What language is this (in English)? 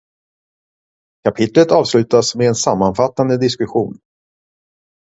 Swedish